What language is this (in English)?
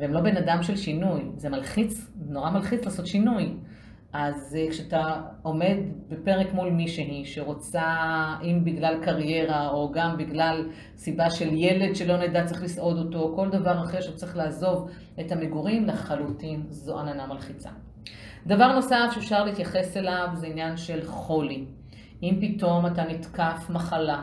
Hebrew